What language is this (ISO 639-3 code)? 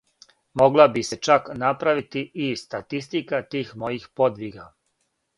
srp